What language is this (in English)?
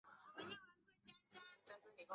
Chinese